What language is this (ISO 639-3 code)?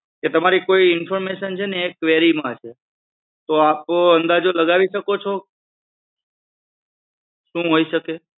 guj